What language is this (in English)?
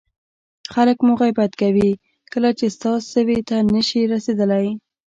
Pashto